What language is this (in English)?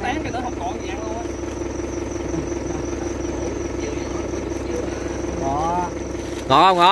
Vietnamese